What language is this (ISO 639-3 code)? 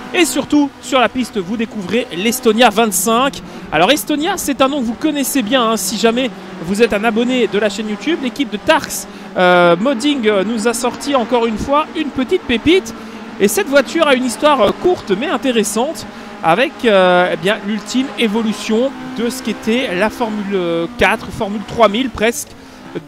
fra